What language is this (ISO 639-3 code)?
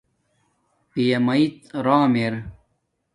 dmk